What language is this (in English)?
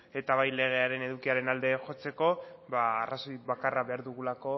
Basque